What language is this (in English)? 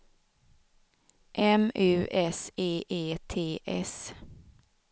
Swedish